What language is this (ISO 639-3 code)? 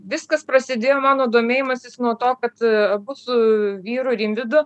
lit